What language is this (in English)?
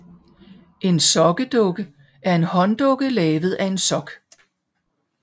Danish